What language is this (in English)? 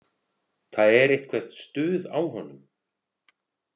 Icelandic